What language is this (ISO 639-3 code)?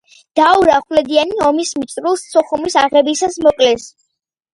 kat